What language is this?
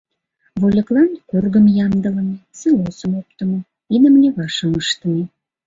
Mari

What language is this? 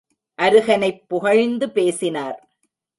Tamil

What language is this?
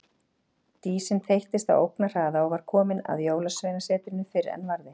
Icelandic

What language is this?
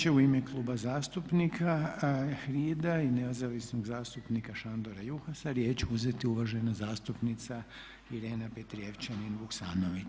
Croatian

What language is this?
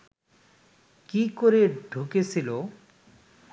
Bangla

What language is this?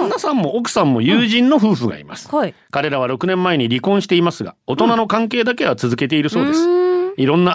Japanese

